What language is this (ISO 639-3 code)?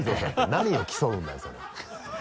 jpn